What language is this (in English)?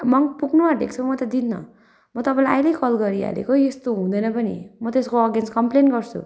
Nepali